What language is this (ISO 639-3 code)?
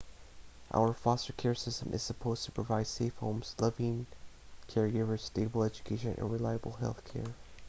eng